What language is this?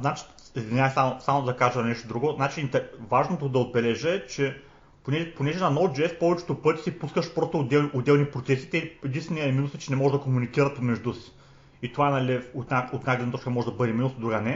Bulgarian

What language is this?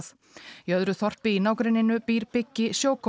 Icelandic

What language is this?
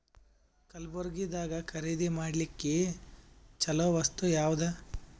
Kannada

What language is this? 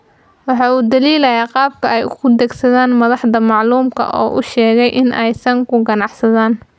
Somali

